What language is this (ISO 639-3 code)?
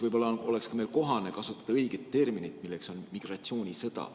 est